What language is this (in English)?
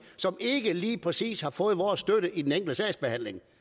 Danish